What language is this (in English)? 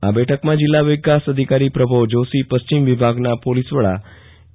Gujarati